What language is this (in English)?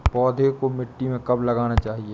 Hindi